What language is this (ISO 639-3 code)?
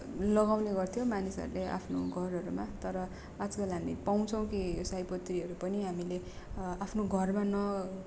nep